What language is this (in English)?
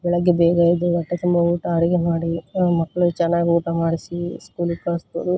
Kannada